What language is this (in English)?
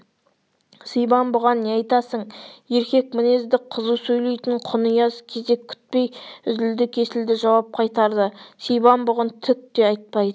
Kazakh